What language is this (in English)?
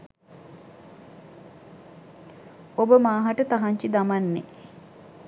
Sinhala